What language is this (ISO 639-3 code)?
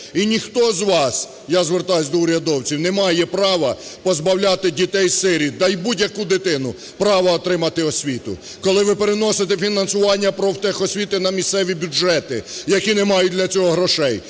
ukr